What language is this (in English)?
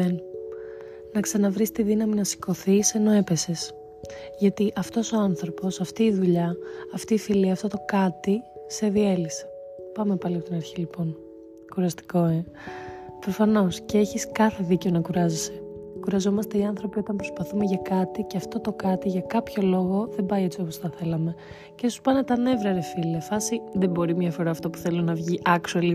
Greek